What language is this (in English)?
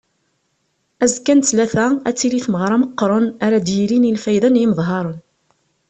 Kabyle